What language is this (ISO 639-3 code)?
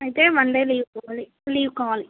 tel